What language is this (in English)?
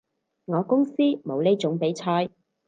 Cantonese